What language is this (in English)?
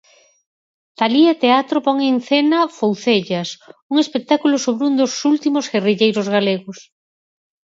Galician